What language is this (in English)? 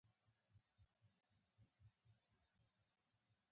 Pashto